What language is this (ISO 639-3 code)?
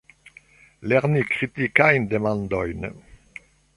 epo